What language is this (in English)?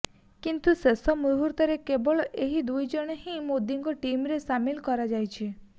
Odia